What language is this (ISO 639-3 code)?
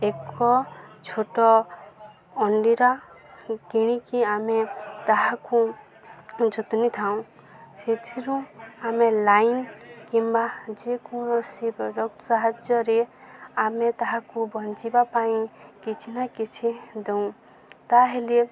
ori